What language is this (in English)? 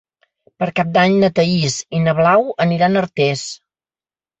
Catalan